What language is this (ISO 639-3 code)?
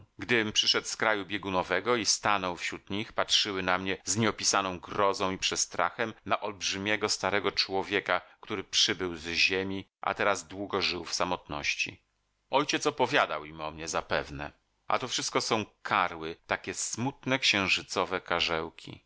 pol